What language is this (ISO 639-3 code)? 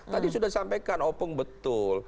ind